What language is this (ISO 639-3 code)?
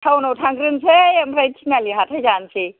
brx